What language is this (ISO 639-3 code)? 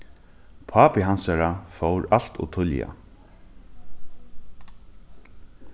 fao